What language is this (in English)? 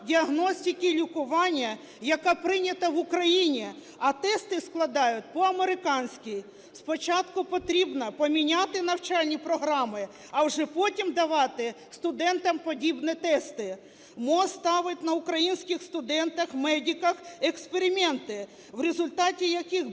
Ukrainian